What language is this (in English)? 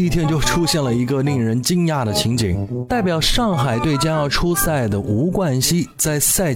Chinese